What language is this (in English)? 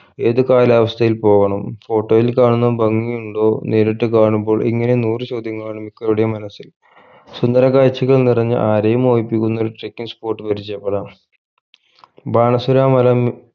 Malayalam